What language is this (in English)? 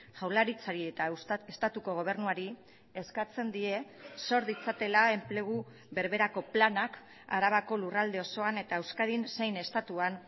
Basque